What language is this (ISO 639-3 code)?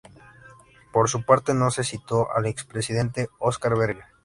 spa